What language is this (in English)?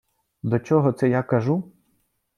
Ukrainian